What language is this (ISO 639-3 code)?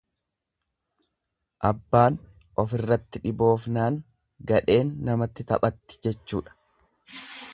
orm